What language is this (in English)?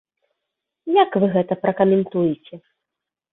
Belarusian